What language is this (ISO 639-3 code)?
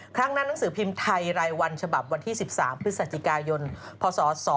tha